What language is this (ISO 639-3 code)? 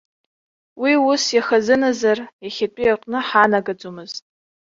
abk